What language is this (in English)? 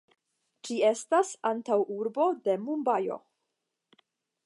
Esperanto